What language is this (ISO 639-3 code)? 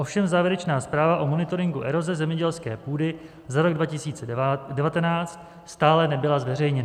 ces